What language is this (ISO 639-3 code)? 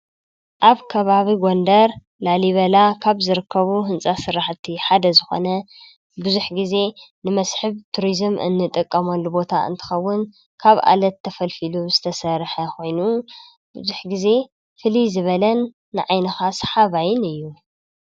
tir